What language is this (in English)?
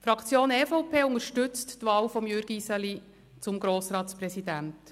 Swiss German